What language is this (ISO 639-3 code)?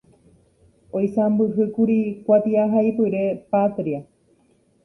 grn